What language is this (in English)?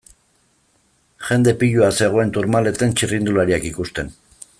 Basque